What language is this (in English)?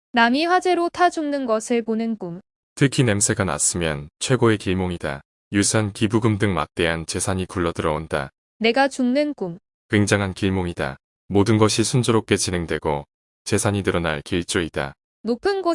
Korean